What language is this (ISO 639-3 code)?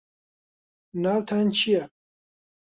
ckb